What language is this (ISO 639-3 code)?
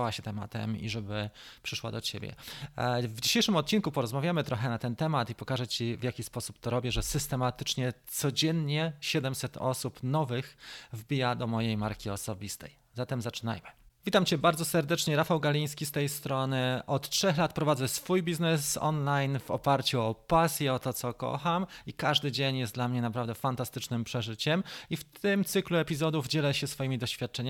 pol